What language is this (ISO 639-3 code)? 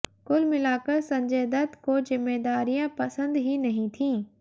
hin